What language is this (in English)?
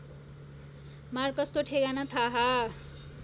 Nepali